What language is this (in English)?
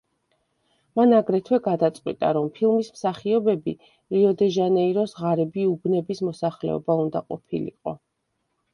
Georgian